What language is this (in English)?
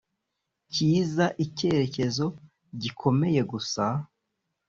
Kinyarwanda